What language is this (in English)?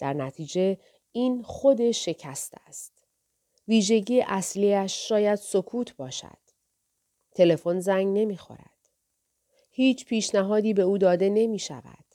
Persian